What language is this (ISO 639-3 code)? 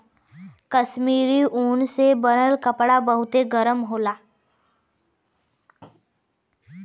bho